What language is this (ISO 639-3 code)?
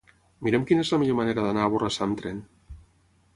cat